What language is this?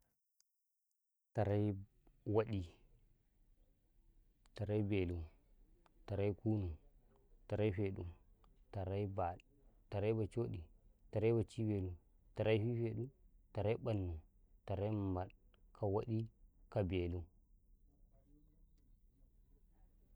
Karekare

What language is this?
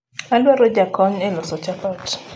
Luo (Kenya and Tanzania)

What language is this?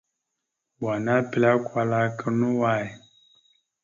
Mada (Cameroon)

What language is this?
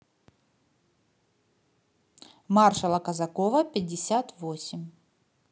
Russian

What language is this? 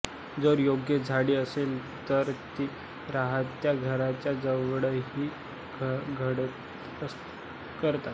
Marathi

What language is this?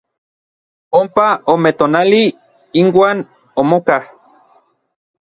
Orizaba Nahuatl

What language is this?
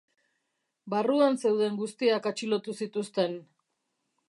Basque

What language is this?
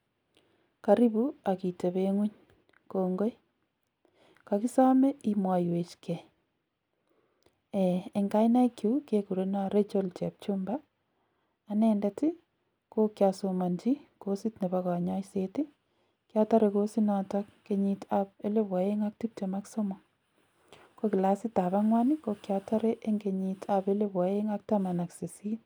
Kalenjin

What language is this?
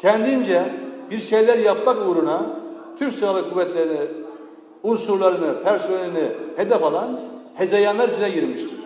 Turkish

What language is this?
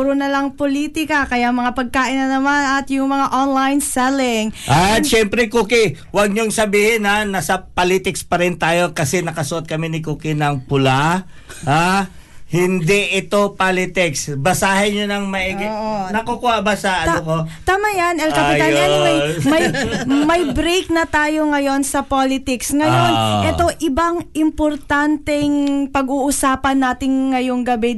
Filipino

